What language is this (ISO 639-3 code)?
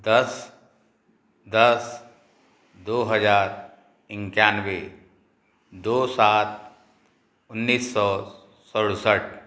hin